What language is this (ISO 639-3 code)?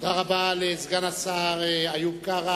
heb